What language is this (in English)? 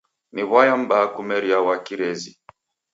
Taita